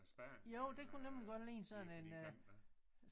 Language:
Danish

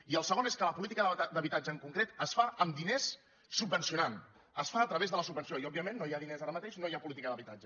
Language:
Catalan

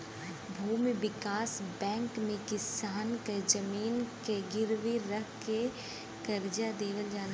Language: Bhojpuri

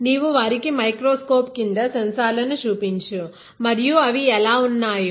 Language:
Telugu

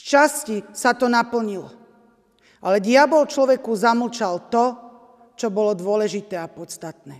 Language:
Slovak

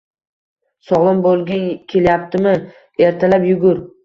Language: Uzbek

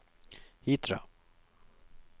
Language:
Norwegian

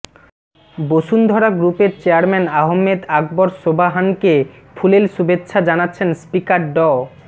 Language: Bangla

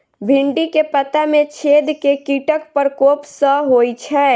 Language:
Maithili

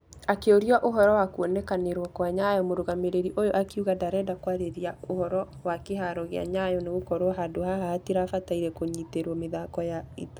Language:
Kikuyu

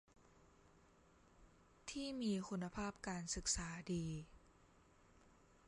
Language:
Thai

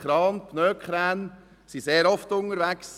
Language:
Swiss German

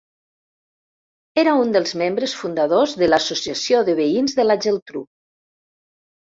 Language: Catalan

